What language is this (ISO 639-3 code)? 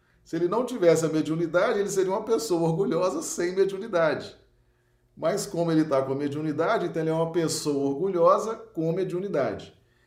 por